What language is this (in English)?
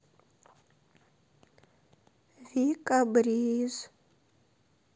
Russian